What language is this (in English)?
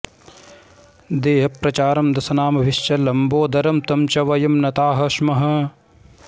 Sanskrit